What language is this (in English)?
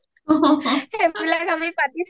Assamese